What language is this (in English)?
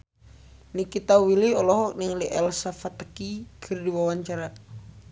Sundanese